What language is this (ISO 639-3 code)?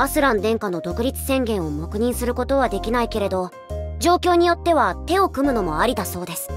jpn